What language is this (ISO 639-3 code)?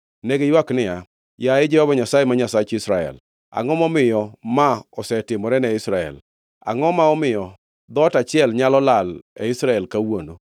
luo